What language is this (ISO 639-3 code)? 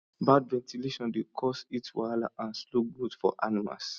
pcm